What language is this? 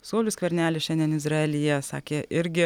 Lithuanian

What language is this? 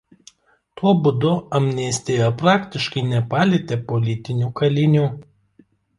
Lithuanian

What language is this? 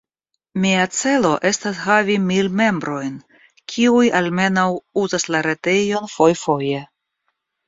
Esperanto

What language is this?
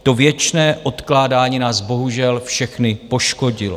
Czech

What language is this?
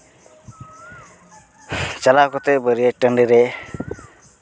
Santali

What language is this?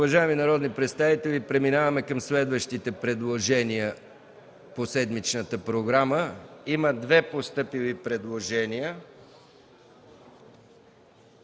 Bulgarian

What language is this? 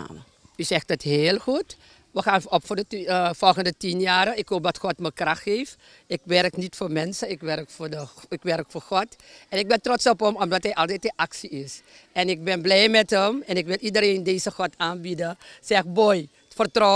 Dutch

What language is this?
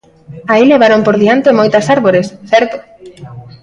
Galician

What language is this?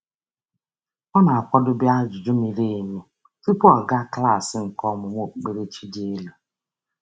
Igbo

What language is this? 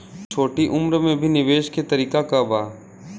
Bhojpuri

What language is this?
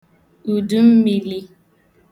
Igbo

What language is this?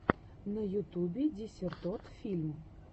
Russian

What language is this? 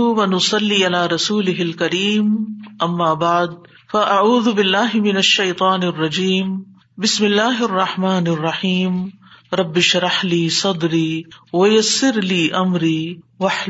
Urdu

